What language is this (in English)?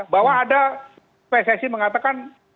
Indonesian